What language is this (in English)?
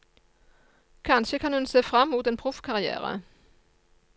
Norwegian